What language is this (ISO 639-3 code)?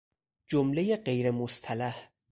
fas